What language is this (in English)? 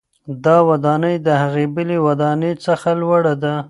Pashto